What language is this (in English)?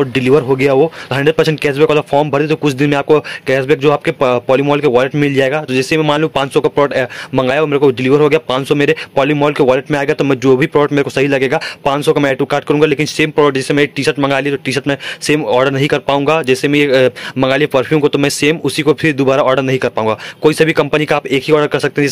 Hindi